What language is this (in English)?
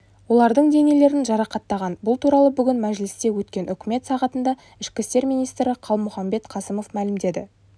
Kazakh